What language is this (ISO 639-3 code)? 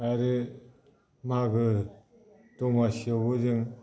brx